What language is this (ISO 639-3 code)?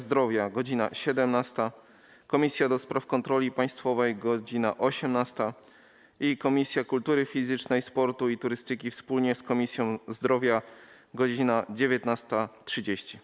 pol